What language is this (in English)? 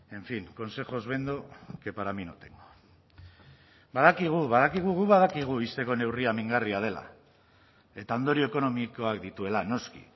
Basque